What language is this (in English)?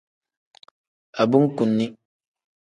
Tem